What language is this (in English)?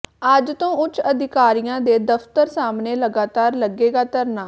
Punjabi